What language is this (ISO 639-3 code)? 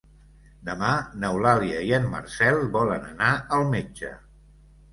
cat